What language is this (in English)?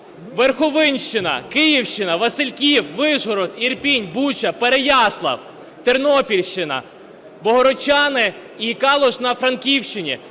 Ukrainian